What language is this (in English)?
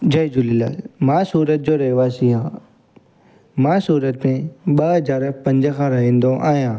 Sindhi